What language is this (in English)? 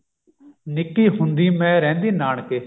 Punjabi